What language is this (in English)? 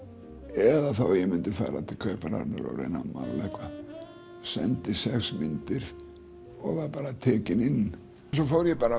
Icelandic